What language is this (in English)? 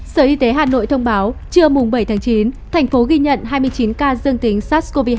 Vietnamese